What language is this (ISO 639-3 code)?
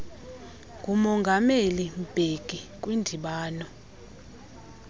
xho